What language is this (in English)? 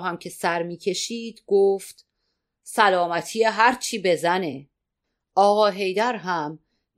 Persian